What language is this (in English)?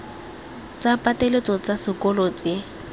Tswana